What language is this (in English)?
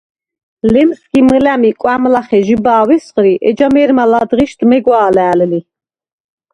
Svan